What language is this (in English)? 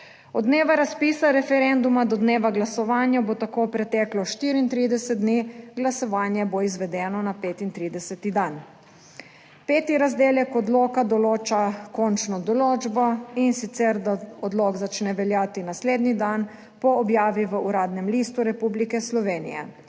Slovenian